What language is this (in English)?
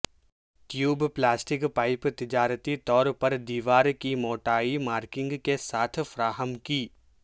Urdu